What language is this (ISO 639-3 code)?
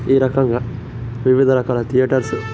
tel